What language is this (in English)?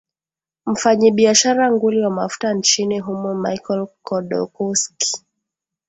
Swahili